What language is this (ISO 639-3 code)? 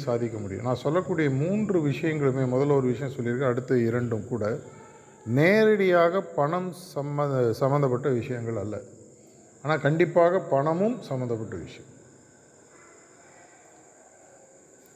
tam